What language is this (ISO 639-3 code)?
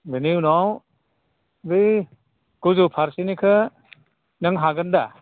brx